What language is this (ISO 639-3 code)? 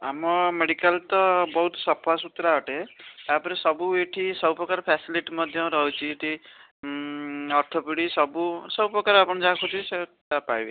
ori